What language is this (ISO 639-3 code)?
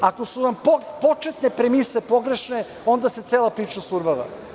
srp